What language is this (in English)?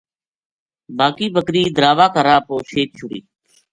Gujari